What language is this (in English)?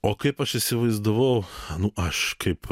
Lithuanian